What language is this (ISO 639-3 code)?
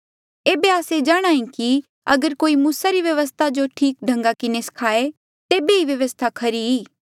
mjl